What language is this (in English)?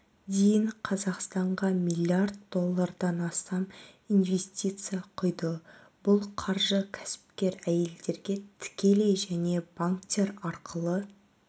Kazakh